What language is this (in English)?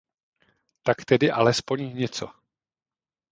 Czech